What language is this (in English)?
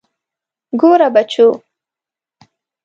Pashto